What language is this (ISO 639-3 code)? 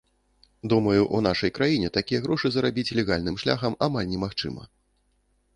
bel